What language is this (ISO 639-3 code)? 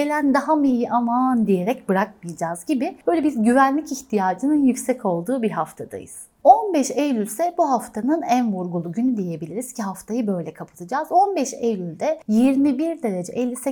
tur